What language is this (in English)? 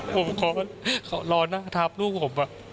Thai